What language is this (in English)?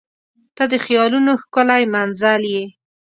Pashto